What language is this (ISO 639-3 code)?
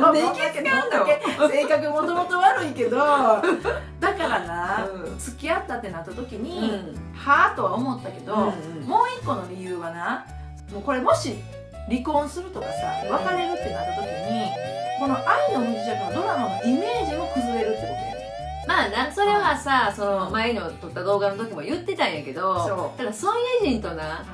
jpn